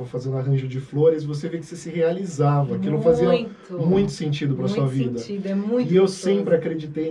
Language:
Portuguese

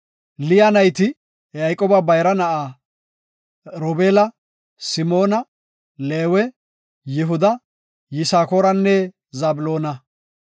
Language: Gofa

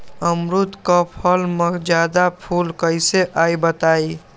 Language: Magahi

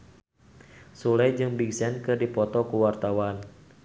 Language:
Sundanese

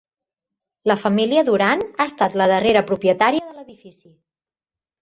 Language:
Catalan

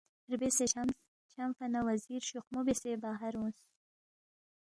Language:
Balti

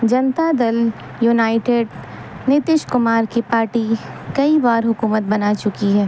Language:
Urdu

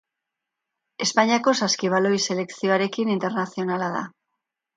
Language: Basque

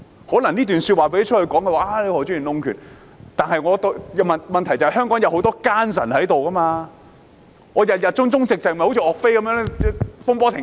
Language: Cantonese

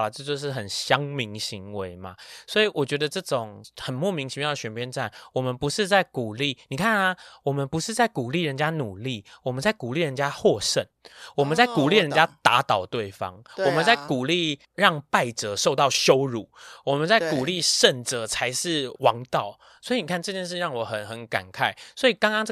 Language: Chinese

